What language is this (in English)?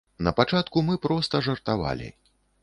Belarusian